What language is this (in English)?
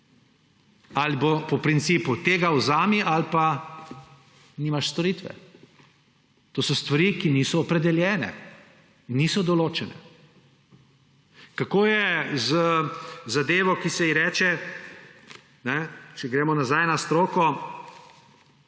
Slovenian